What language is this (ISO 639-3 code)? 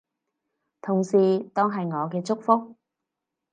yue